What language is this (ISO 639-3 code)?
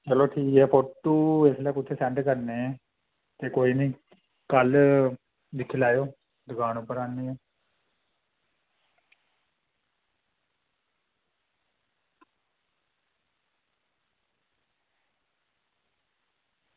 doi